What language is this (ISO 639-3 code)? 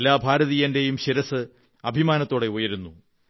mal